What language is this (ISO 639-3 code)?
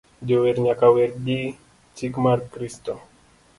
luo